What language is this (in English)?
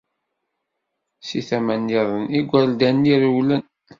Kabyle